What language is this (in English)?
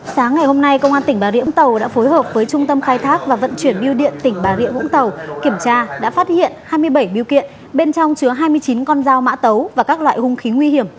Vietnamese